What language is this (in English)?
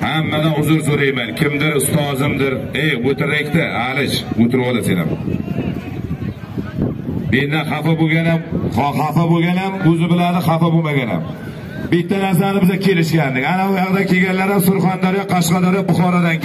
Turkish